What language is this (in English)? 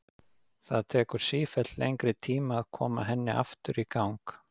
Icelandic